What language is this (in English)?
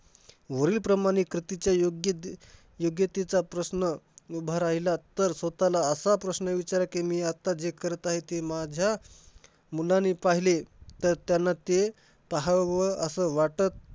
Marathi